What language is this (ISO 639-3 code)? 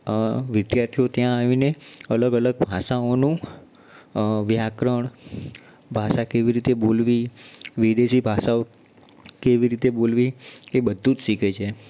guj